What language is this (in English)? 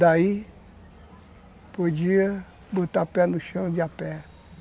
Portuguese